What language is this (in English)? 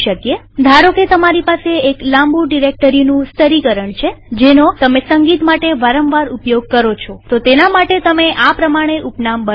Gujarati